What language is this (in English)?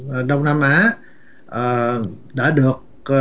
Vietnamese